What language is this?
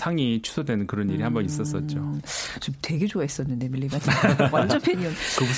Korean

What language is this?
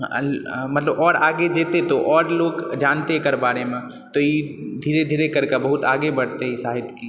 Maithili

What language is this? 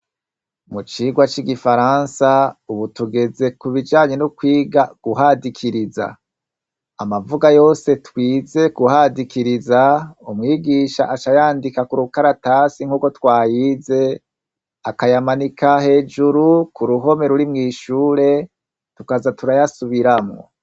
Rundi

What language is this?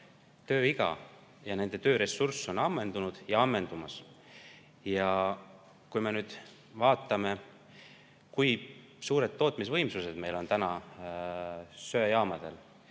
Estonian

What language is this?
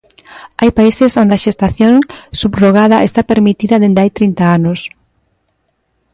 Galician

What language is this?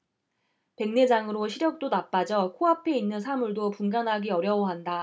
Korean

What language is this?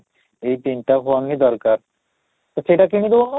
Odia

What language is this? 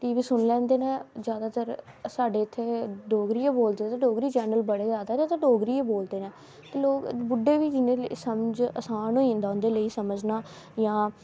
Dogri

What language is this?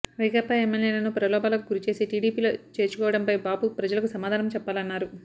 Telugu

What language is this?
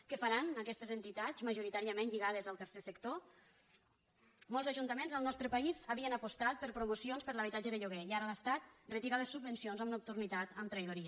Catalan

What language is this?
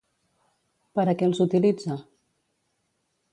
Catalan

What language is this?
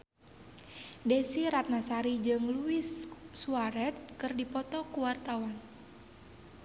Sundanese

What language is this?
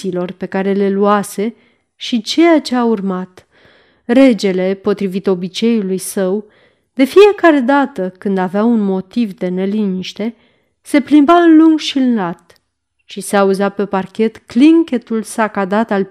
Romanian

